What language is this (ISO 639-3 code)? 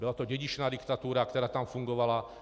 ces